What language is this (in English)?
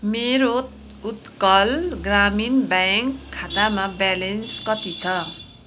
Nepali